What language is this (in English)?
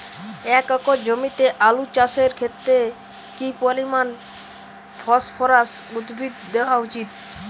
Bangla